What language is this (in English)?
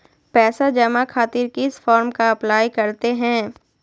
Magahi